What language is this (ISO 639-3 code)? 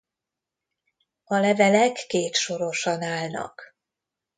hun